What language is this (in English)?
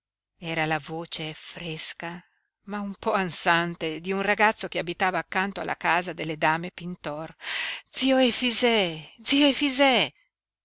Italian